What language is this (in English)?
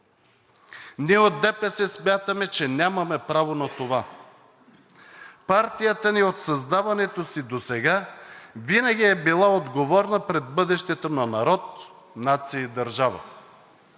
Bulgarian